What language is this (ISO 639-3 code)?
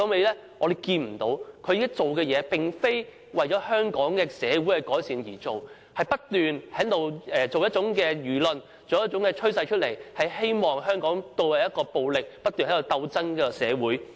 yue